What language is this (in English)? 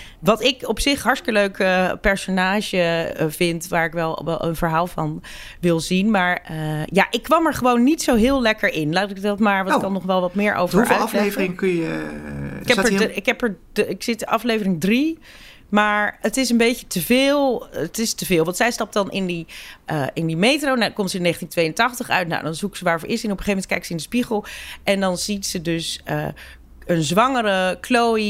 Dutch